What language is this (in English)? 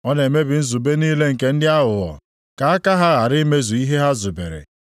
Igbo